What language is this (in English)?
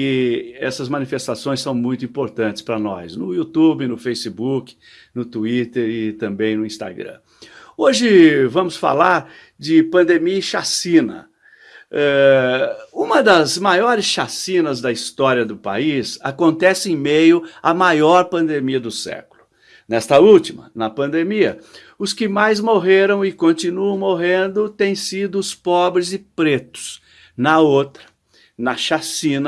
Portuguese